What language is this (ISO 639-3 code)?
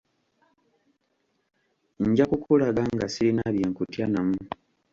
lug